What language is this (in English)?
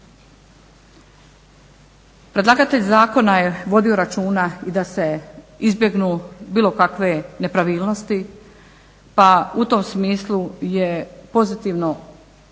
Croatian